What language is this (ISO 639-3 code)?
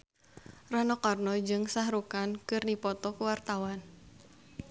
sun